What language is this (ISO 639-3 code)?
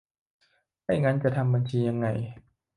tha